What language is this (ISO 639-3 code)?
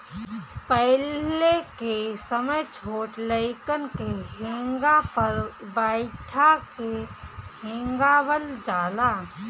bho